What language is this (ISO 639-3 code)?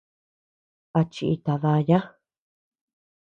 cux